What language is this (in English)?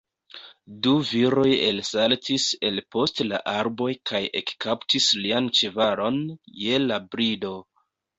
Esperanto